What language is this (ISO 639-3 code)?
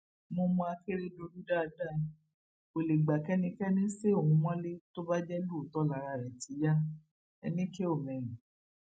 yor